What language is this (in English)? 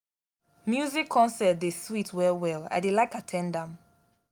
Nigerian Pidgin